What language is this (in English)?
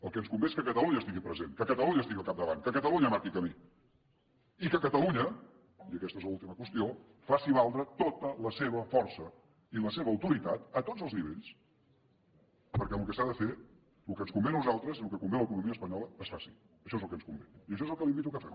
Catalan